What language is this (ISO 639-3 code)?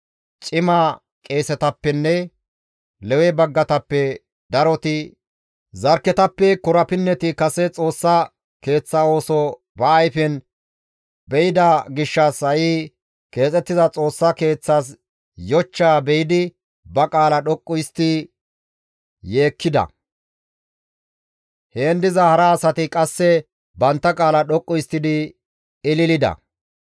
gmv